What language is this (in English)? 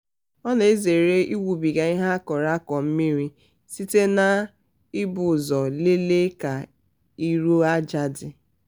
Igbo